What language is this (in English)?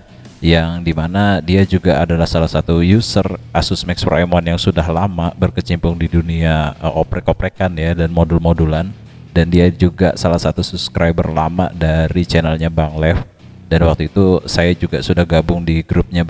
Indonesian